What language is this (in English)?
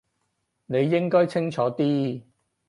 Cantonese